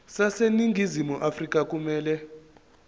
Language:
Zulu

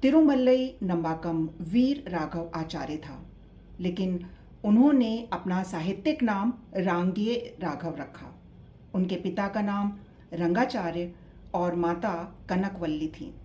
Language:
Hindi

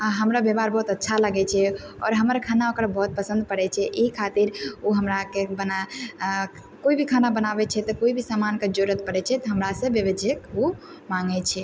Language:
Maithili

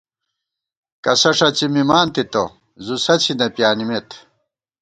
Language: Gawar-Bati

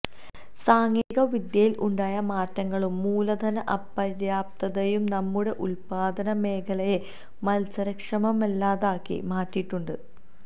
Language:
Malayalam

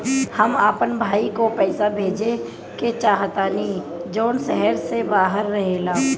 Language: Bhojpuri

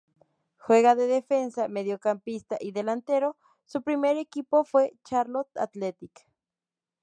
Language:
Spanish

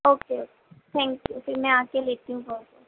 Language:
Urdu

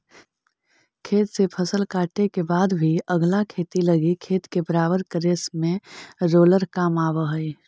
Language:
Magahi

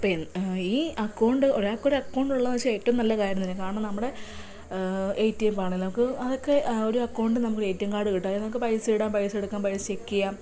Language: Malayalam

